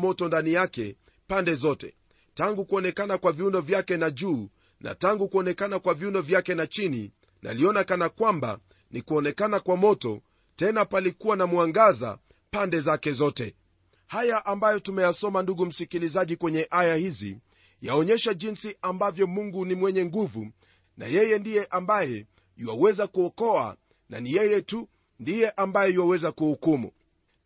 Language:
Swahili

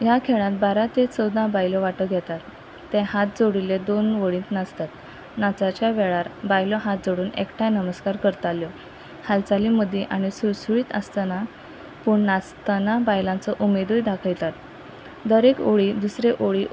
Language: Konkani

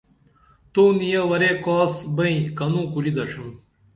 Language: Dameli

